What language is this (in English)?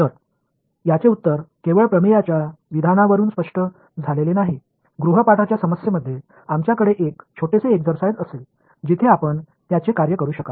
Marathi